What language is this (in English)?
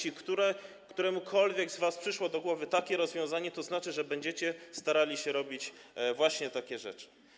Polish